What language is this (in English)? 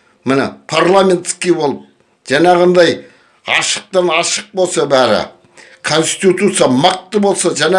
Kazakh